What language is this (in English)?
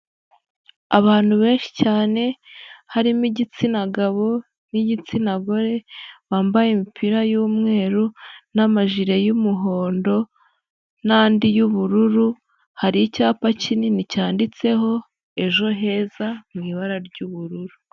Kinyarwanda